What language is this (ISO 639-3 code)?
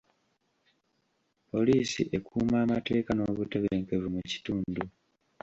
lug